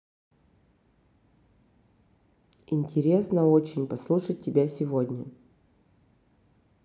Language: Russian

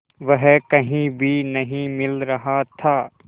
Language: Hindi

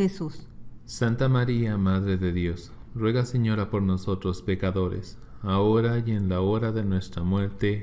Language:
Spanish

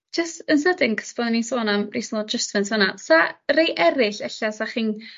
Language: Welsh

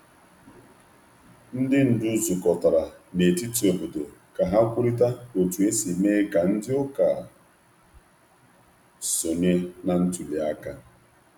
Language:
Igbo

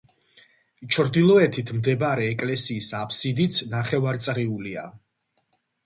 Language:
Georgian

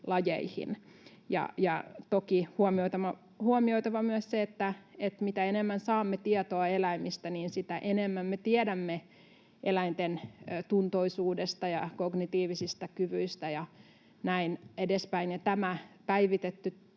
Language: Finnish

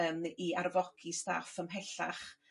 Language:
Welsh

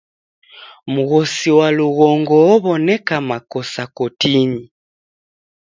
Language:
Taita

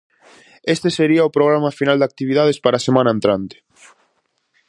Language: Galician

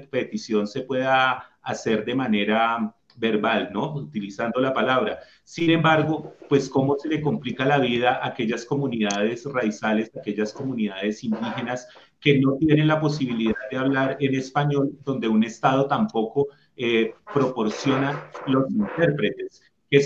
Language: Spanish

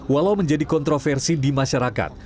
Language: Indonesian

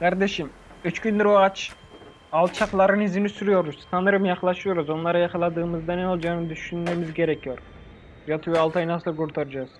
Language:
Turkish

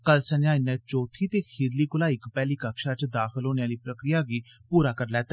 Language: Dogri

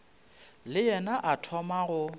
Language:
Northern Sotho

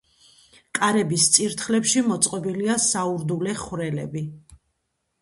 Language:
Georgian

